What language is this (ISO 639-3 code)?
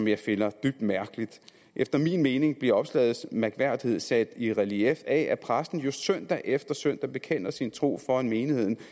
dan